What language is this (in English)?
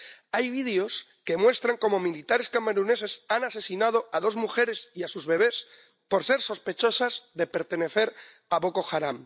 Spanish